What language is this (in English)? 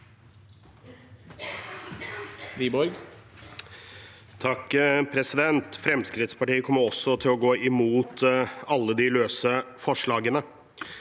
Norwegian